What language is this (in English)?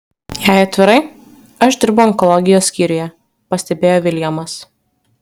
Lithuanian